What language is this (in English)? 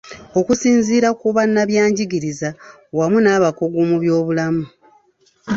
Ganda